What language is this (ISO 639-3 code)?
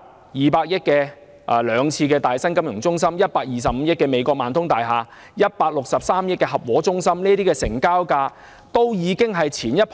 yue